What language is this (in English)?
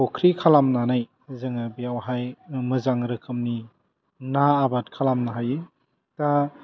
Bodo